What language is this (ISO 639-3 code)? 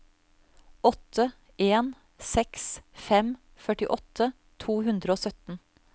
nor